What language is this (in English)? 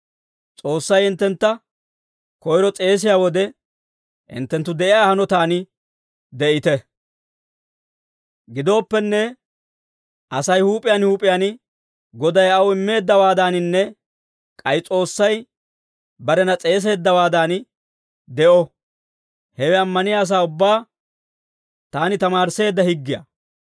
Dawro